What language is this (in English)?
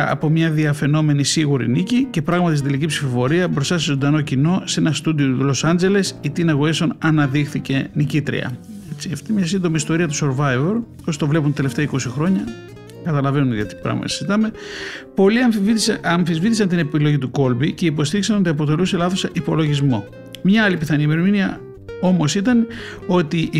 Greek